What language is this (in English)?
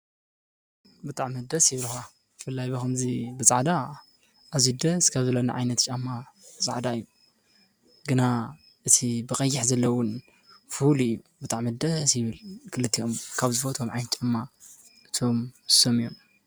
Tigrinya